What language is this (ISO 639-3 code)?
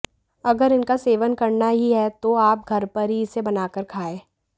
hin